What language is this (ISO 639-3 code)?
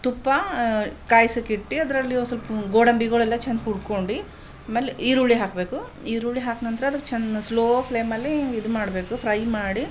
kan